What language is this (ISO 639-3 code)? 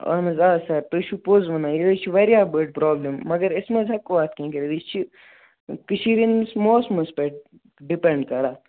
kas